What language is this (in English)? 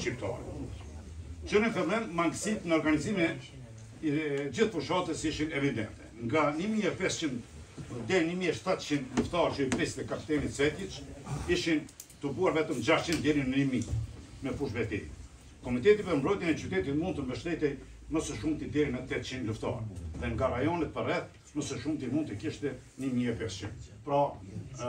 Romanian